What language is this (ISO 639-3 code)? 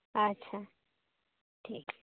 sat